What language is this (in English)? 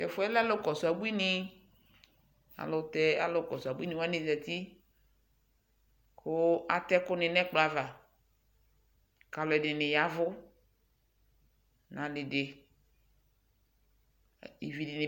Ikposo